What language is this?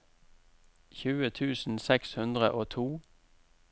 Norwegian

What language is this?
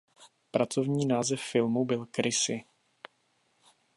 Czech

